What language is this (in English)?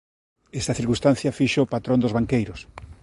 Galician